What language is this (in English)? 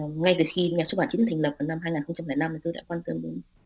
Vietnamese